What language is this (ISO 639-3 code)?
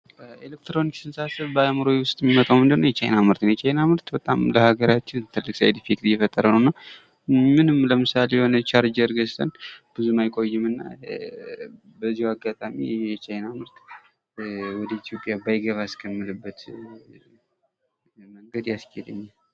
amh